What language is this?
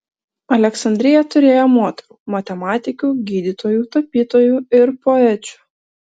Lithuanian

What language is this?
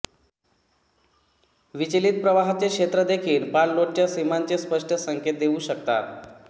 Marathi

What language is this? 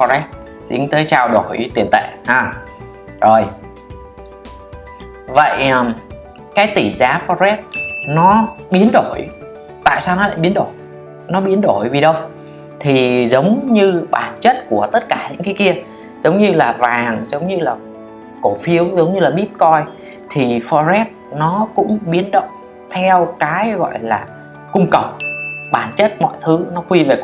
Vietnamese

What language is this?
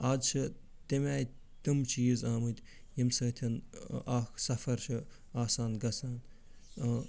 Kashmiri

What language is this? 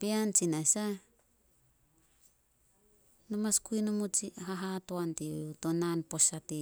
Solos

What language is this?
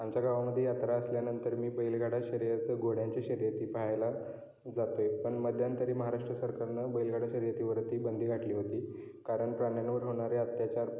Marathi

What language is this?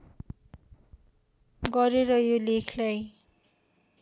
Nepali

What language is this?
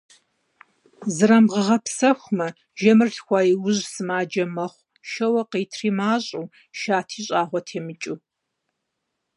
Kabardian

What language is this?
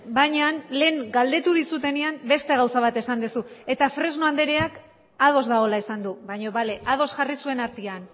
Basque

